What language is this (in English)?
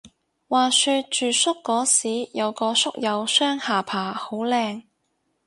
Cantonese